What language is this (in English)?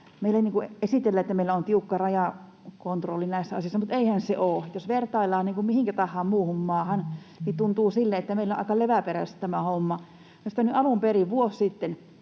Finnish